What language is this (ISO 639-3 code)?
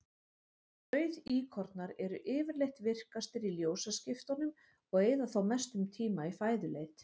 isl